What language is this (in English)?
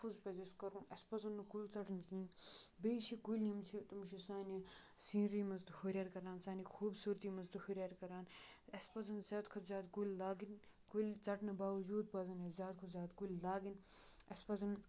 Kashmiri